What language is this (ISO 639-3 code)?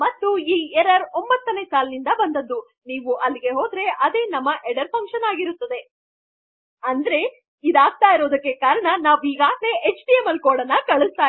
kan